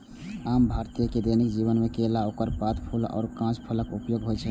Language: Maithili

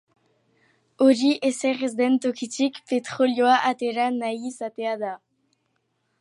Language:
Basque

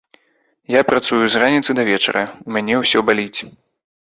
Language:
Belarusian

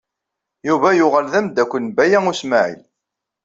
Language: Kabyle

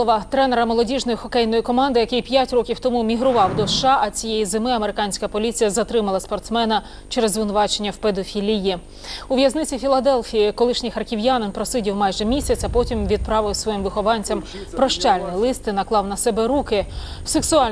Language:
Ukrainian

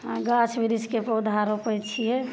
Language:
Maithili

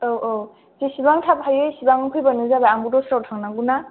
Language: Bodo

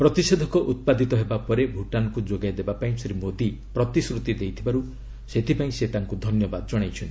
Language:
Odia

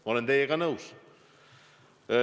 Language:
Estonian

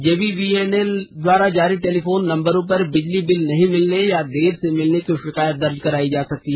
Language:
Hindi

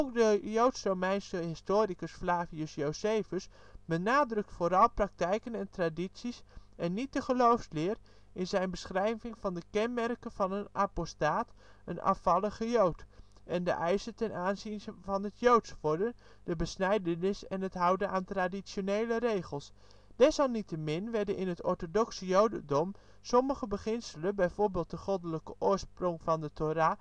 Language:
Dutch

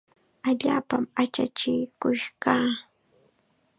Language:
Chiquián Ancash Quechua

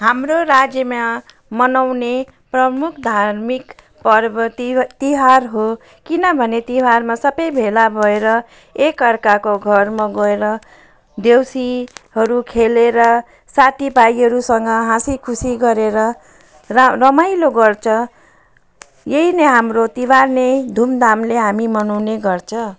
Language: Nepali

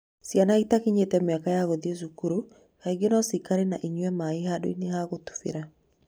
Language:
Kikuyu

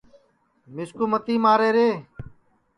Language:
Sansi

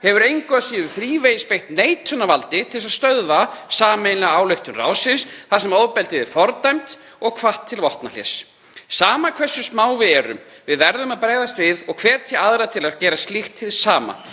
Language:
Icelandic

